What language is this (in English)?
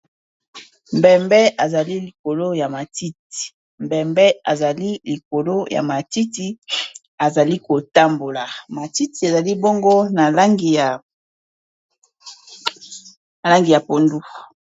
Lingala